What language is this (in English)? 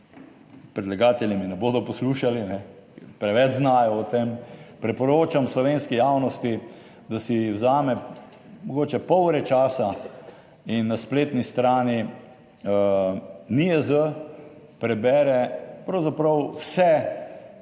Slovenian